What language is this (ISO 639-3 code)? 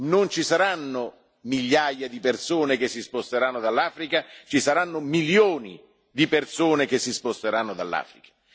ita